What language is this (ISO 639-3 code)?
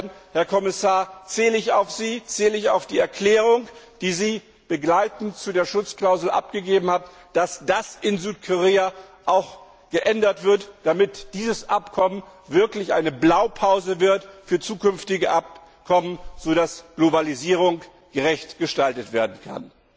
deu